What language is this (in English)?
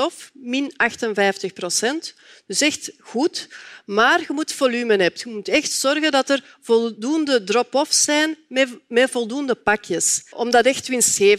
Dutch